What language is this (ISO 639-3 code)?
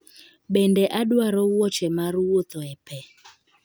luo